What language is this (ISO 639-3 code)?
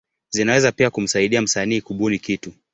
swa